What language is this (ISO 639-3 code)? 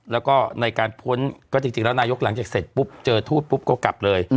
tha